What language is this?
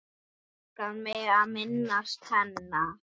Icelandic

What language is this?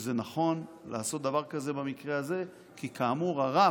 Hebrew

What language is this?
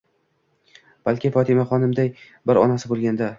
Uzbek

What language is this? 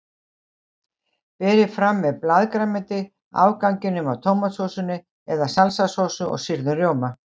Icelandic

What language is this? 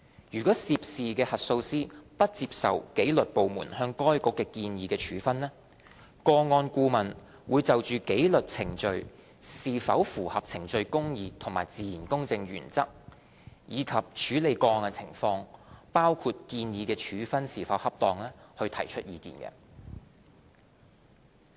Cantonese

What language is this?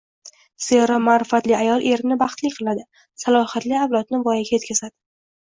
Uzbek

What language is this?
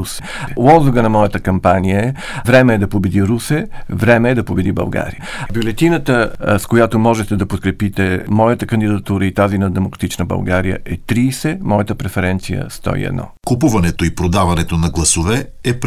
Bulgarian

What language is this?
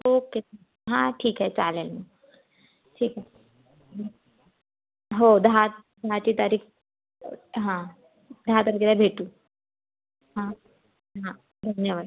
Marathi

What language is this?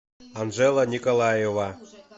Russian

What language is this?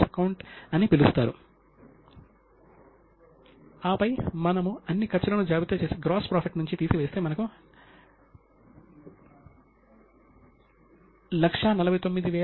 Telugu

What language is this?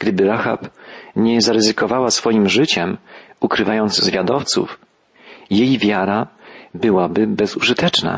Polish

